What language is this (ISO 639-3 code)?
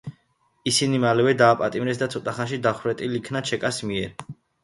kat